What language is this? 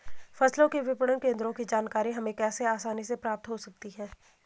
Hindi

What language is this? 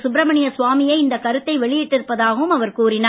Tamil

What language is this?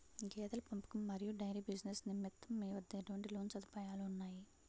Telugu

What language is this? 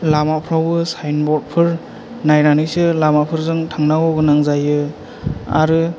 Bodo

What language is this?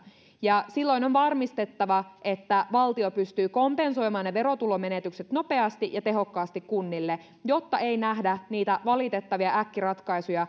Finnish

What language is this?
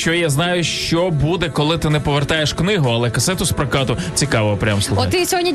Ukrainian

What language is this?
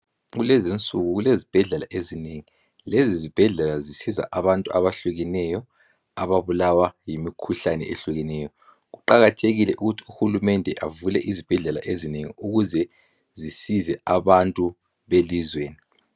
North Ndebele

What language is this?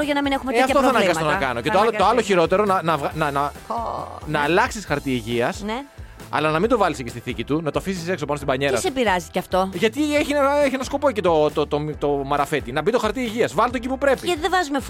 Greek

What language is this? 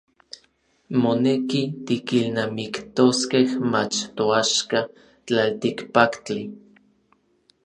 Orizaba Nahuatl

